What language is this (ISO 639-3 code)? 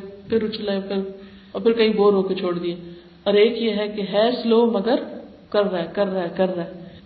urd